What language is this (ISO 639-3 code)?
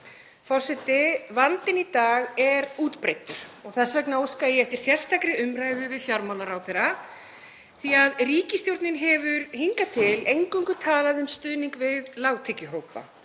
isl